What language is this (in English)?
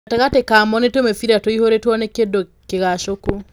Kikuyu